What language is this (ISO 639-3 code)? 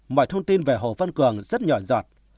vie